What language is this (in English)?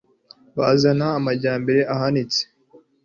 Kinyarwanda